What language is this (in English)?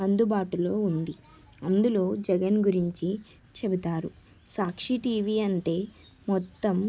Telugu